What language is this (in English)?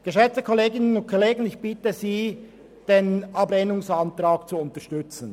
Swiss German